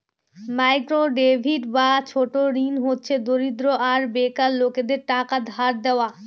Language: Bangla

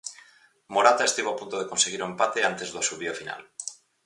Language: Galician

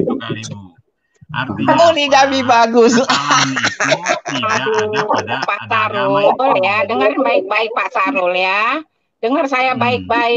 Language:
Indonesian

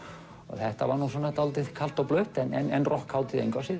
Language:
Icelandic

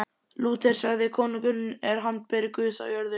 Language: Icelandic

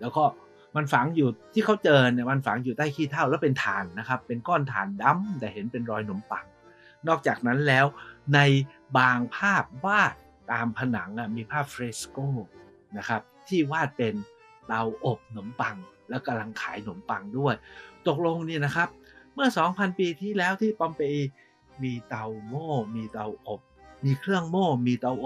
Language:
Thai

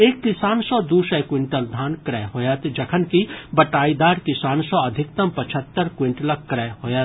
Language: Maithili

